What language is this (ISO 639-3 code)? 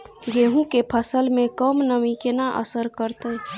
mai